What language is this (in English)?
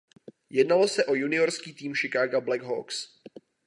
Czech